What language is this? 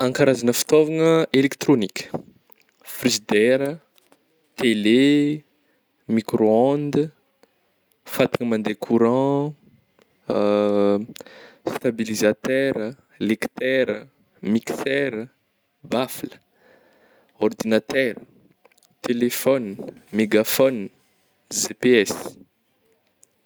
Northern Betsimisaraka Malagasy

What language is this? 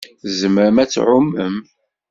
Kabyle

